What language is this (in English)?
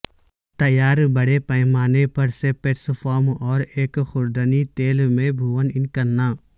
Urdu